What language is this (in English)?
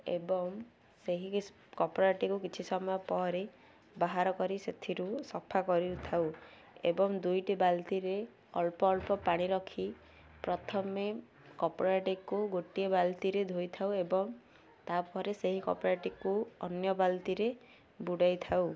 Odia